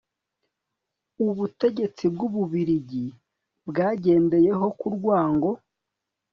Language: Kinyarwanda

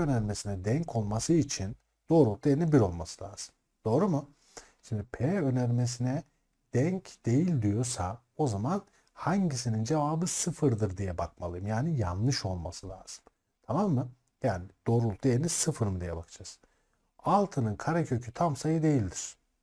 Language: Turkish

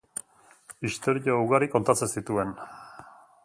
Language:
Basque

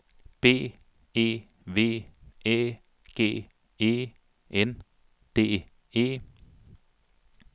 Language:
Danish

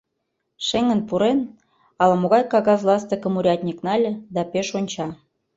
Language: Mari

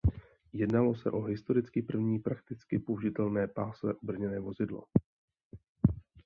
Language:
Czech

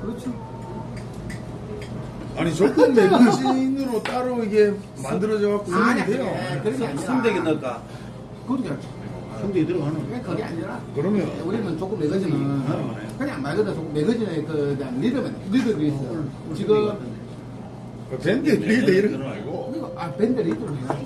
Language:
Korean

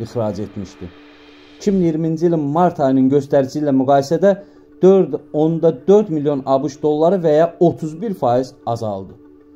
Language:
Turkish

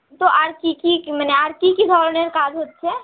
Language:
Bangla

